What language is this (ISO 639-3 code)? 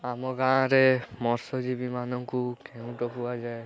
ori